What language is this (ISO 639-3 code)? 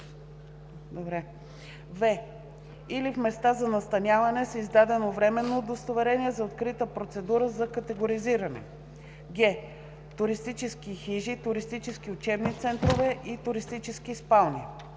bul